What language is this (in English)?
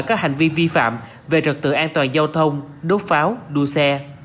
Vietnamese